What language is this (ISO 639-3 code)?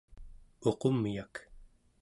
esu